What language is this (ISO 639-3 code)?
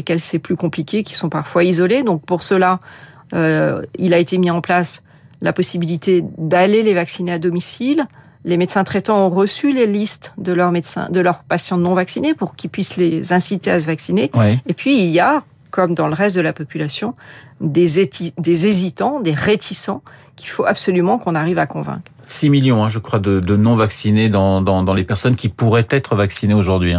fra